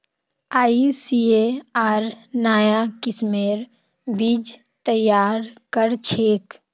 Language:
Magahi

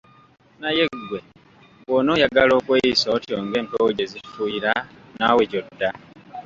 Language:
Ganda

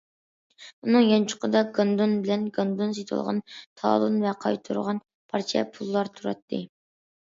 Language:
Uyghur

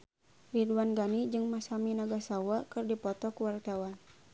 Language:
Sundanese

